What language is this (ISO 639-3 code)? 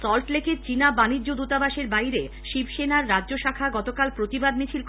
ben